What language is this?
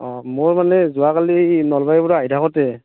Assamese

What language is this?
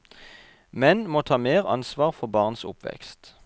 Norwegian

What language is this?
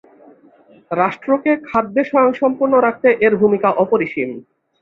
Bangla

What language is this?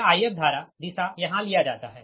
Hindi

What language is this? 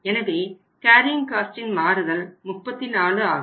Tamil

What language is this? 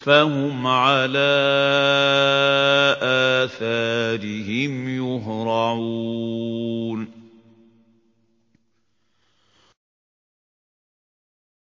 Arabic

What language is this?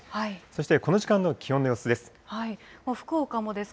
Japanese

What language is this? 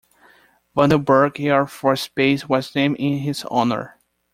English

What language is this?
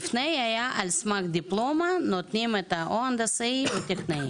Hebrew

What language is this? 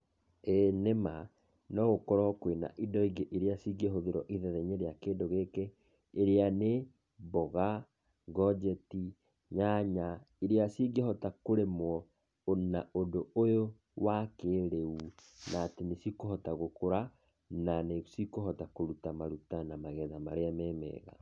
Kikuyu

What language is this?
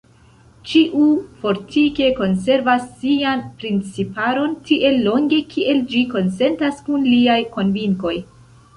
Esperanto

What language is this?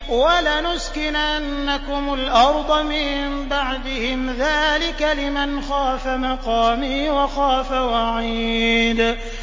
Arabic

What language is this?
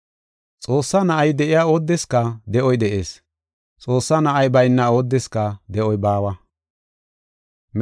Gofa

